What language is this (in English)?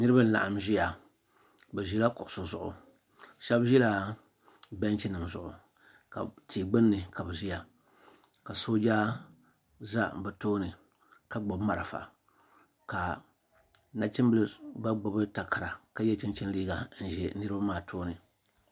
Dagbani